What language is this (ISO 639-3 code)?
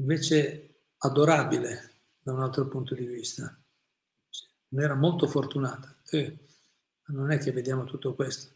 ita